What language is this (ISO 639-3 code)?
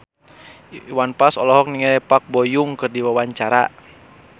sun